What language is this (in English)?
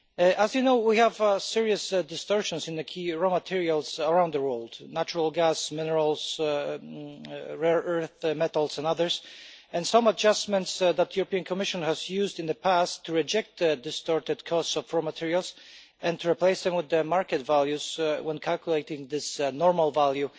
English